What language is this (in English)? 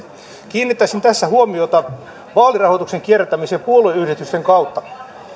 Finnish